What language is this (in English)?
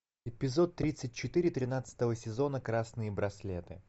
Russian